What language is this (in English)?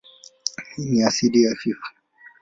Swahili